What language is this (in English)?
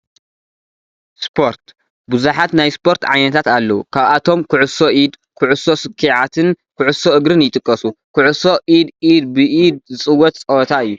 Tigrinya